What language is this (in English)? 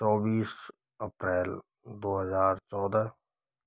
Hindi